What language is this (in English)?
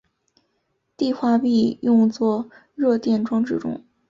Chinese